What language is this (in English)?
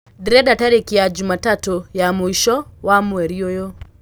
Kikuyu